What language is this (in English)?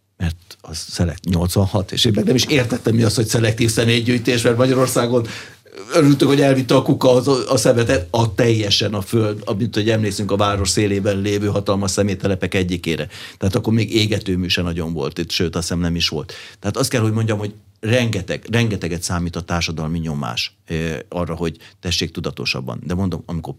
Hungarian